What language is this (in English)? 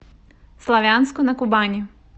Russian